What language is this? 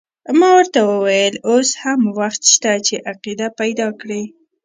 Pashto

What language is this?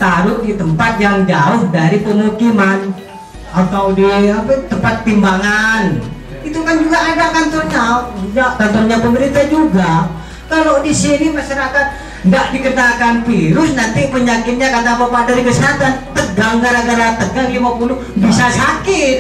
Indonesian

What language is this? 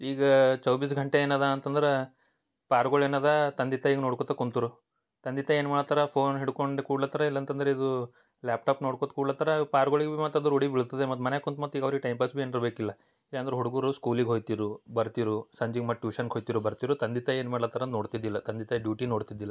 Kannada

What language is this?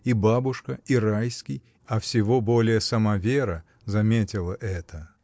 Russian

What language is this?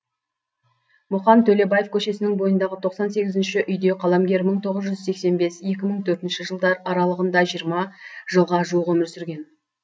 Kazakh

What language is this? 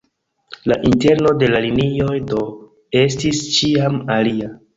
Esperanto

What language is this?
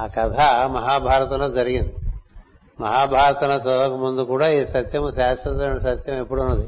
Telugu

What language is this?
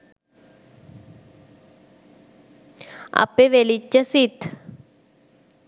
Sinhala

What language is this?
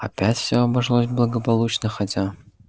Russian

